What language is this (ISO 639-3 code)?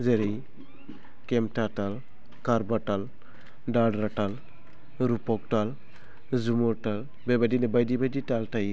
brx